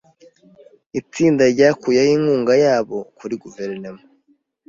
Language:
Kinyarwanda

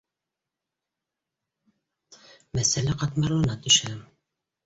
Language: Bashkir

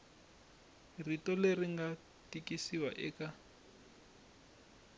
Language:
Tsonga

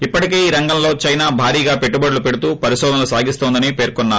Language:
Telugu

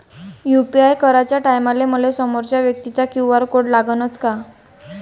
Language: Marathi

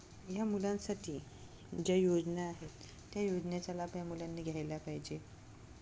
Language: Marathi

